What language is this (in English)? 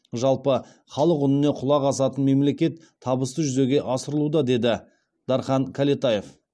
Kazakh